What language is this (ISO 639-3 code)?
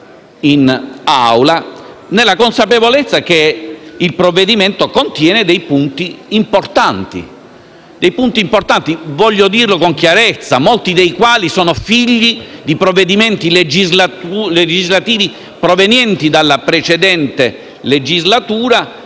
ita